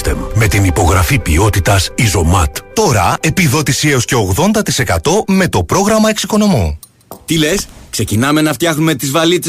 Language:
Greek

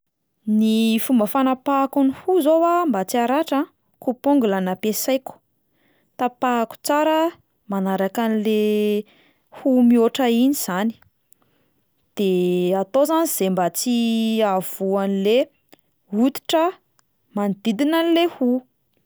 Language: Malagasy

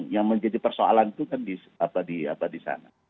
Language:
Indonesian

